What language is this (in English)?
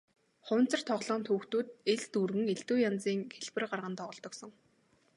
Mongolian